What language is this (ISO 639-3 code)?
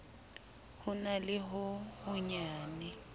sot